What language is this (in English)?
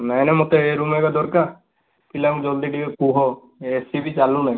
Odia